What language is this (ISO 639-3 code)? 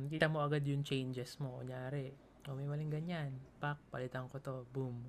fil